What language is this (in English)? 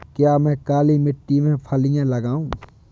Hindi